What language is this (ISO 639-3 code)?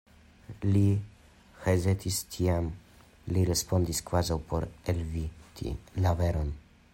epo